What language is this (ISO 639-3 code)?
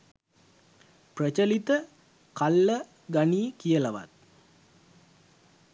sin